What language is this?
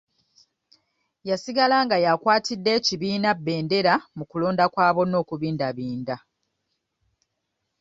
Ganda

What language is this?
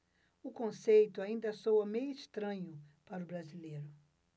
Portuguese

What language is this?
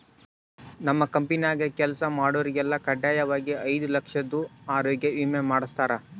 Kannada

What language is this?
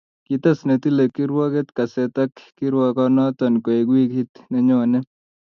Kalenjin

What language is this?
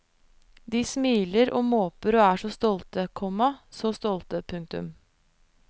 Norwegian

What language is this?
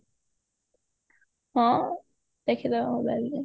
Odia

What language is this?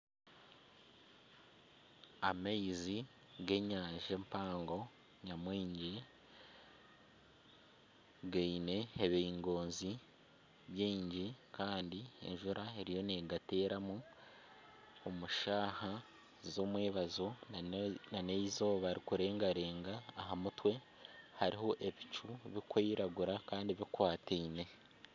Nyankole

